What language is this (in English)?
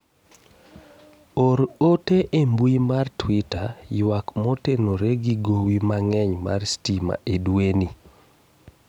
Luo (Kenya and Tanzania)